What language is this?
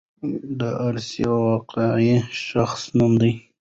Pashto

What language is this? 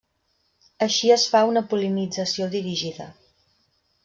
Catalan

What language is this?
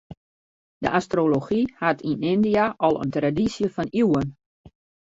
Western Frisian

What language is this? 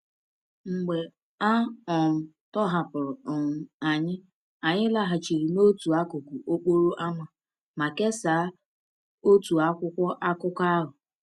Igbo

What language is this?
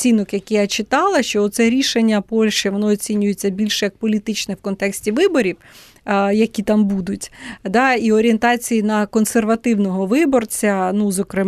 Ukrainian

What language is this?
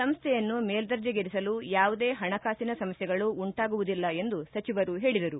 Kannada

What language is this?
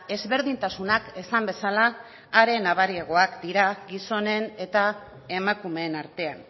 Basque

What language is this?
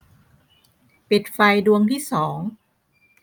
Thai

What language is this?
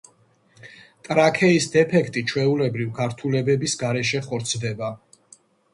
Georgian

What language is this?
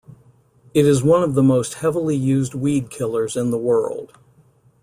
English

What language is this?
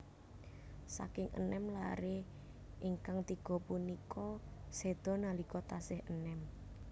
Javanese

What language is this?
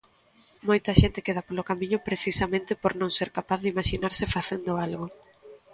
Galician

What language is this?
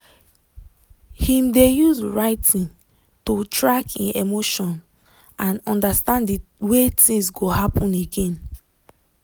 Nigerian Pidgin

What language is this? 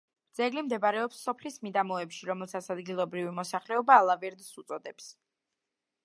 Georgian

